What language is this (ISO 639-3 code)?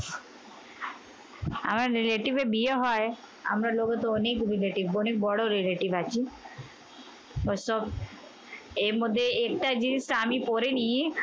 ben